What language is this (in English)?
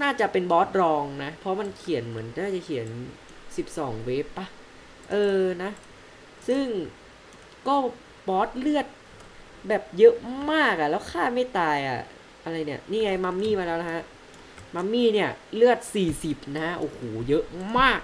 Thai